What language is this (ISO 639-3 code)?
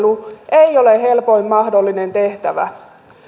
fin